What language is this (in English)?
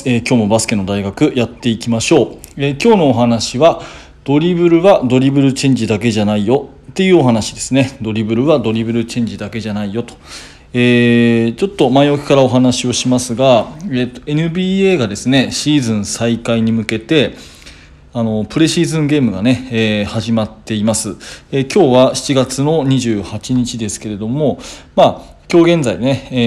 Japanese